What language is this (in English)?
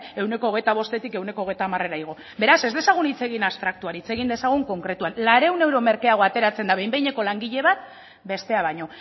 Basque